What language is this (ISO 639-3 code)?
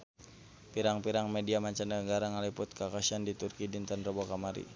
sun